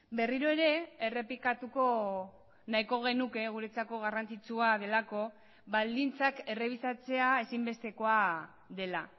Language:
Basque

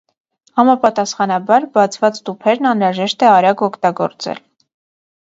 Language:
Armenian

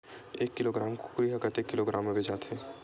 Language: Chhattisgarhi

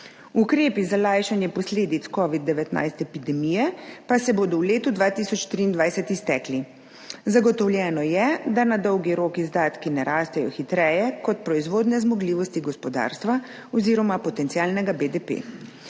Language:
Slovenian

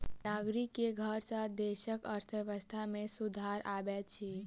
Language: Maithili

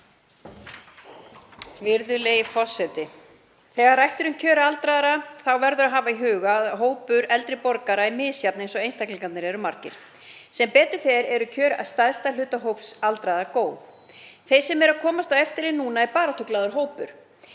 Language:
Icelandic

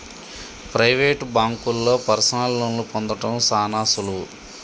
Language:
Telugu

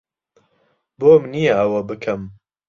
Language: Central Kurdish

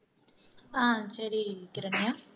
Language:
Tamil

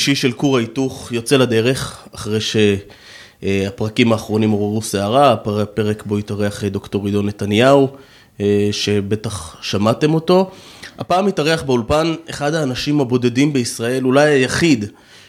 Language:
Hebrew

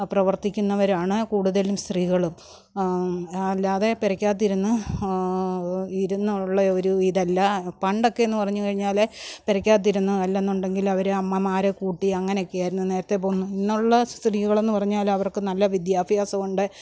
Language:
Malayalam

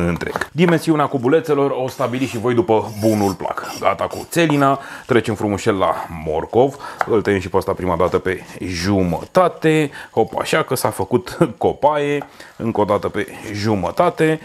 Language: Romanian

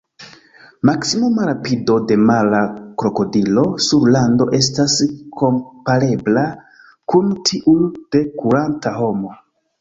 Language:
Esperanto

